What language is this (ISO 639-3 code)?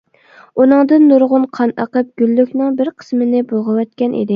uig